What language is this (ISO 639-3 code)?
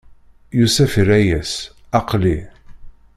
kab